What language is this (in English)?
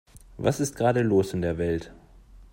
German